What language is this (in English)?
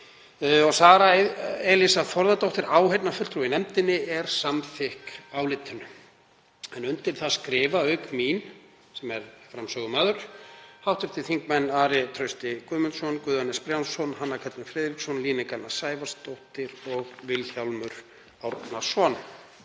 Icelandic